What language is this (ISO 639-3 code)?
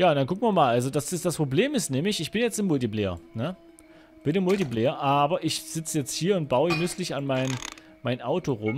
deu